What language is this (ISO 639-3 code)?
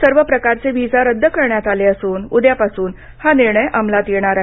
mar